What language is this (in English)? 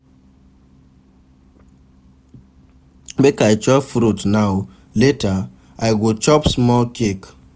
Nigerian Pidgin